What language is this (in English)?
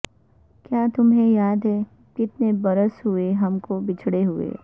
Urdu